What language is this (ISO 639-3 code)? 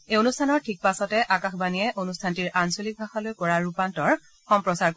asm